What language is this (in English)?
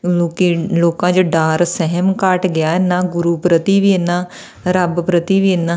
Punjabi